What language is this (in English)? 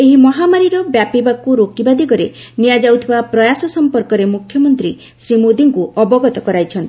Odia